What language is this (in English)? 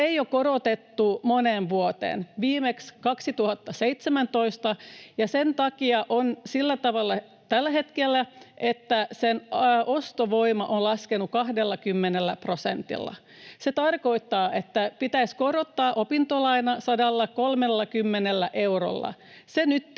Finnish